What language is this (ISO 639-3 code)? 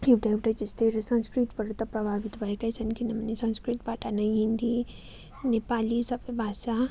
nep